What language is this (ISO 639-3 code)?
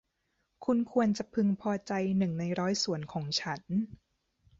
tha